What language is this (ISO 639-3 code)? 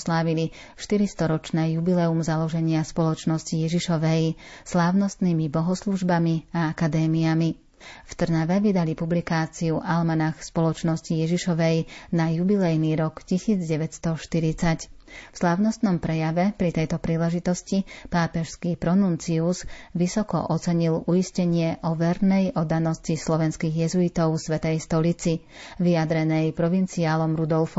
slk